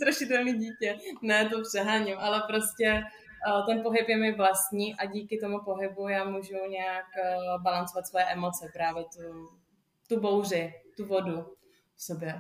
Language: Czech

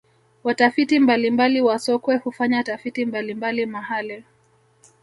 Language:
Swahili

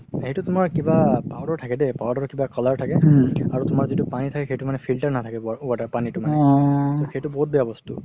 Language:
Assamese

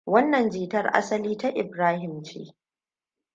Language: Hausa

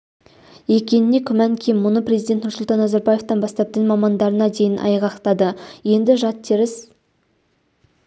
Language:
Kazakh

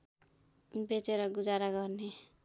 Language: Nepali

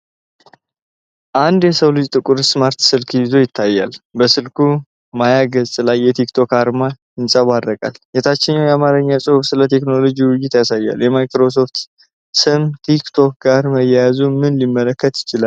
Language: Amharic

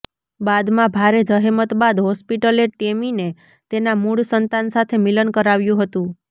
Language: Gujarati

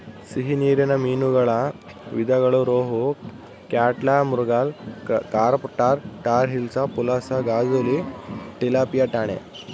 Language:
Kannada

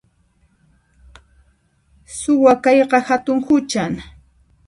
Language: Puno Quechua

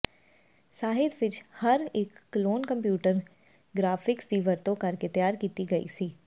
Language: Punjabi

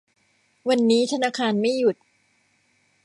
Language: Thai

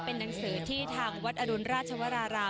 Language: Thai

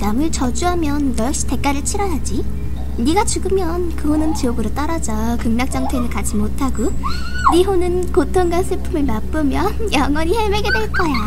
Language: Korean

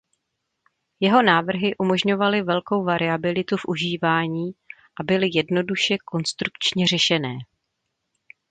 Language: Czech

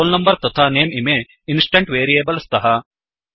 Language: Sanskrit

